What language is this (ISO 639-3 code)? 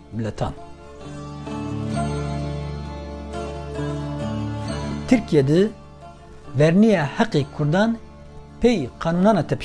tur